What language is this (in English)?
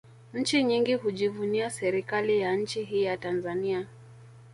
Swahili